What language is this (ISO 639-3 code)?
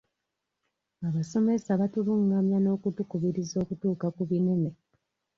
lug